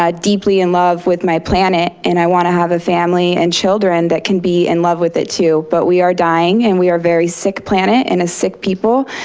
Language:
English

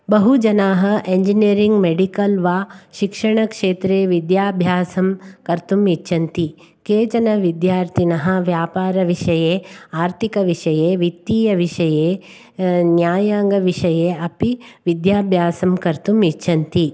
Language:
Sanskrit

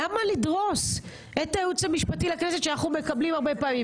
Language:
Hebrew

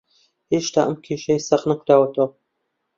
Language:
Central Kurdish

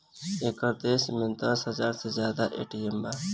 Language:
Bhojpuri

